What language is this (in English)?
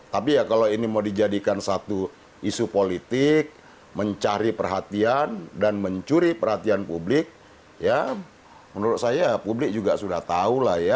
Indonesian